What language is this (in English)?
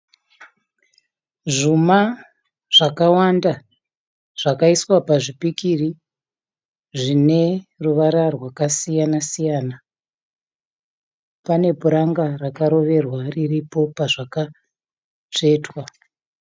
Shona